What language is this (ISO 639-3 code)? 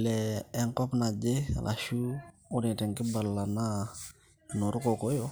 mas